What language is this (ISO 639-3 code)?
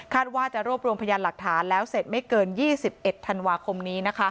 tha